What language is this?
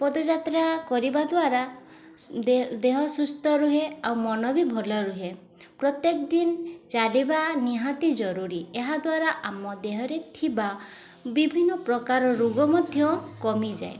Odia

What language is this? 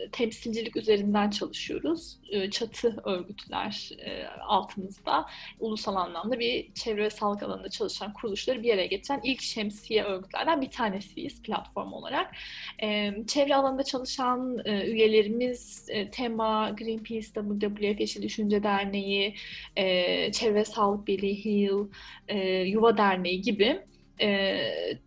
Turkish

